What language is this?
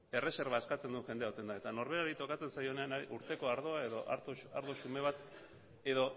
Basque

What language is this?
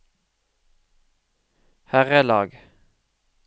Norwegian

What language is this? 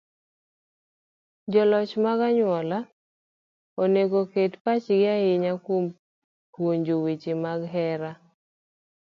Luo (Kenya and Tanzania)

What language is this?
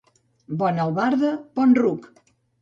Catalan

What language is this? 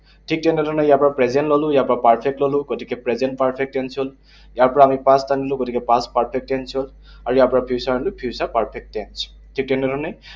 Assamese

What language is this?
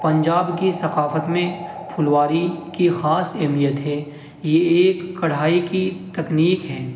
Urdu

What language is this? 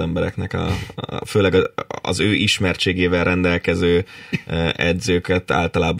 Hungarian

